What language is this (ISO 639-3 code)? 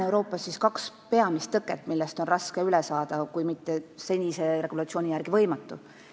est